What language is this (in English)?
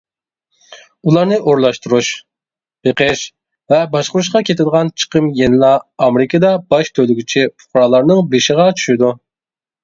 Uyghur